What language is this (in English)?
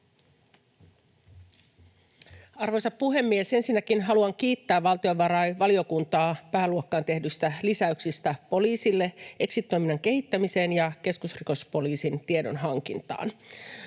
Finnish